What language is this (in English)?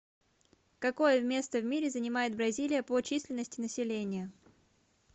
Russian